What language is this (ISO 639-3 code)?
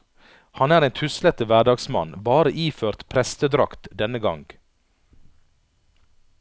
nor